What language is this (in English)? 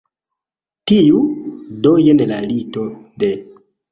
Esperanto